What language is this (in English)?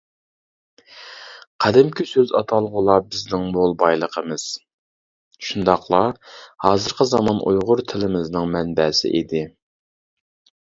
Uyghur